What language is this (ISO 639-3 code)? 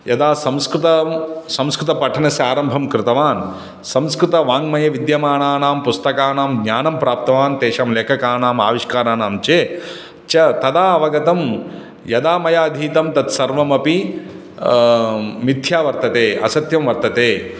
san